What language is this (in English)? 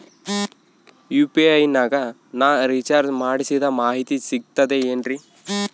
Kannada